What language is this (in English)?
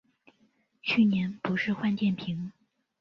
Chinese